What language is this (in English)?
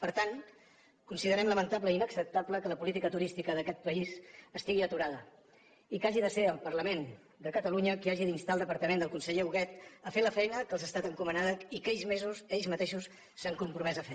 Catalan